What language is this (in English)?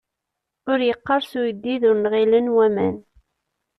Kabyle